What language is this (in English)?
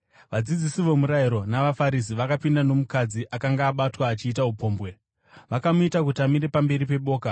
Shona